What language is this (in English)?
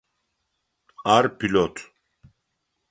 Adyghe